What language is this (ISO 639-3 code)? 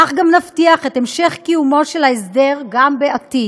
heb